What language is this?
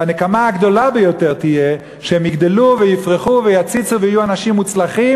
Hebrew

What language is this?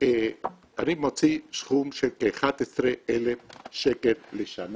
Hebrew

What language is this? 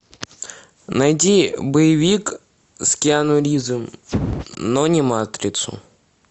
Russian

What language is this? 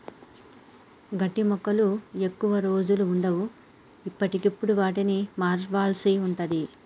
Telugu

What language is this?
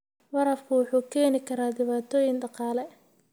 Somali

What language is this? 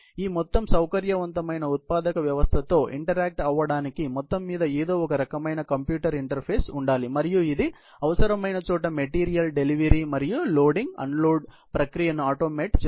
Telugu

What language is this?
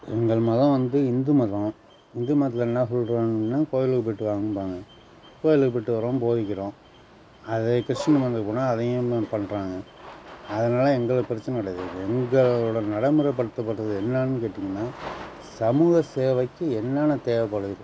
Tamil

